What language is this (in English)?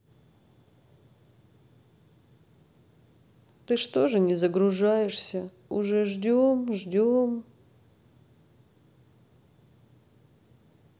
Russian